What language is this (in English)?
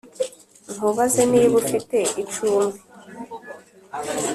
Kinyarwanda